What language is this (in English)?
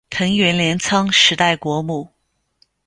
Chinese